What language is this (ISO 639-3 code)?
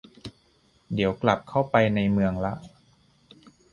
tha